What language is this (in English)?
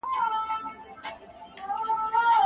Pashto